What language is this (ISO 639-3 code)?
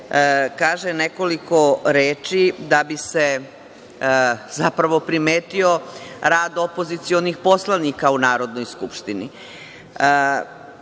srp